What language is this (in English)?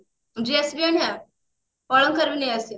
Odia